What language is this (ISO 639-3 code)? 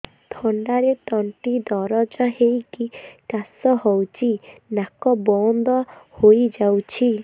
ori